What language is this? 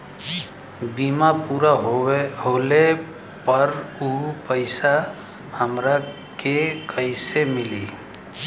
Bhojpuri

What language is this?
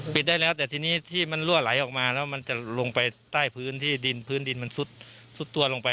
Thai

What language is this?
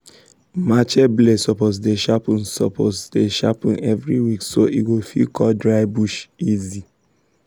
Nigerian Pidgin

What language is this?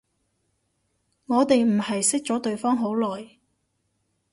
Cantonese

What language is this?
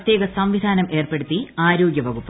Malayalam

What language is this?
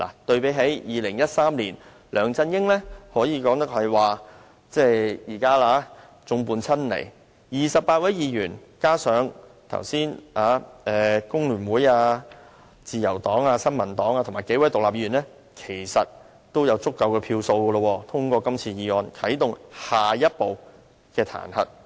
Cantonese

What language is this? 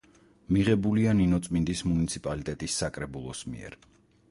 Georgian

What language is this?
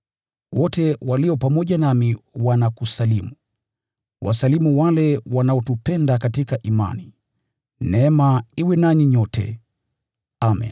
Swahili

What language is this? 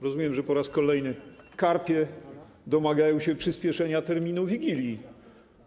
Polish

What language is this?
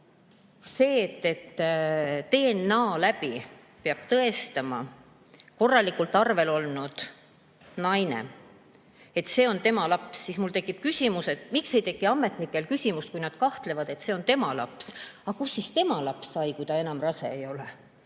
Estonian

